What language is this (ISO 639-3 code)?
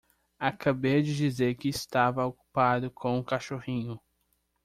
por